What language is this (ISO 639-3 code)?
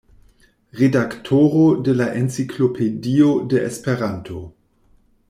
epo